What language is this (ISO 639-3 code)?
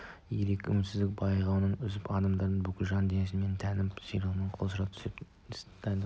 kaz